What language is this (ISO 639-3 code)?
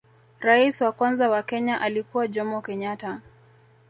swa